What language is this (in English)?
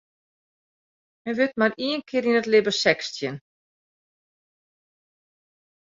Western Frisian